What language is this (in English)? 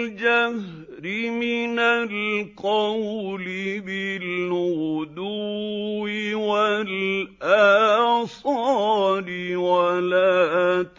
Arabic